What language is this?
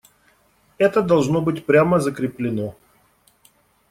Russian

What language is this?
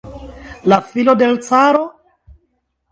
Esperanto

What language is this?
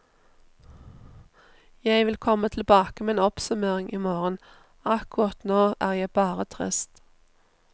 Norwegian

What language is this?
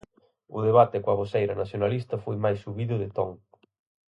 Galician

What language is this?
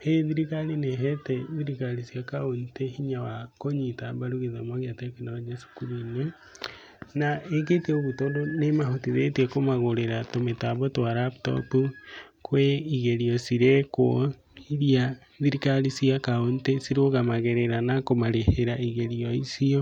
Kikuyu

